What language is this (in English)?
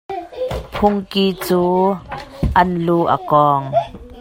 Hakha Chin